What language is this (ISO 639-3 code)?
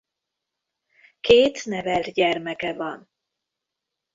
hun